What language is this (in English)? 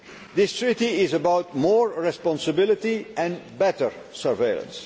English